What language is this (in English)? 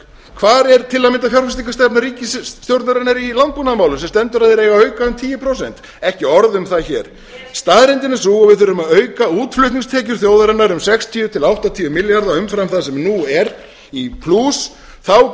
Icelandic